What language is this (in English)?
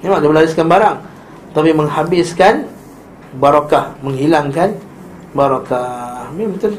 Malay